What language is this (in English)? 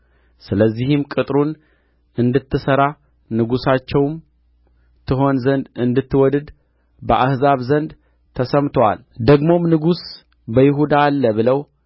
Amharic